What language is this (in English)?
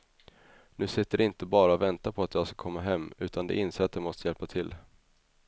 Swedish